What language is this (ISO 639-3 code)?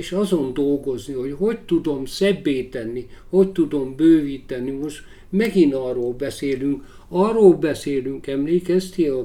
hun